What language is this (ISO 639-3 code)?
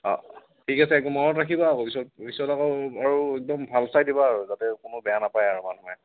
asm